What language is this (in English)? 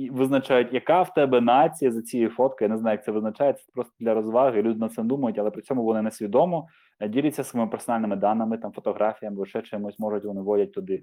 Ukrainian